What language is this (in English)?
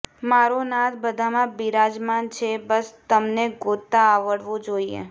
Gujarati